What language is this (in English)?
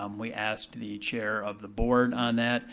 English